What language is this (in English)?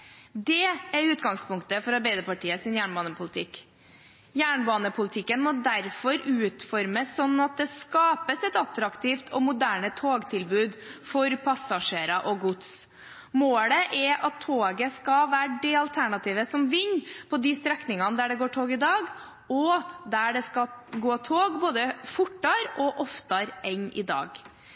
Norwegian Bokmål